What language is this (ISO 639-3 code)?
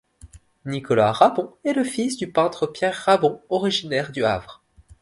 fra